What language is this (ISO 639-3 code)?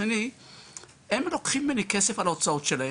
heb